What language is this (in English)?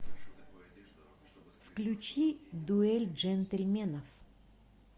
Russian